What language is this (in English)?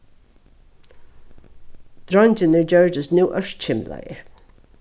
Faroese